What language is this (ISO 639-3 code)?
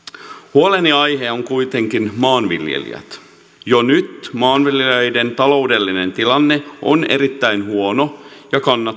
fin